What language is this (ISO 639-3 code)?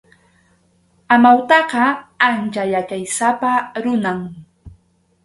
qxu